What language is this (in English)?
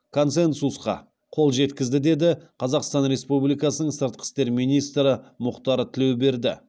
Kazakh